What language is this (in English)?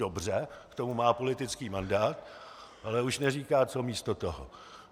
Czech